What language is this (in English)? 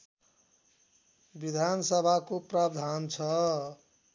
Nepali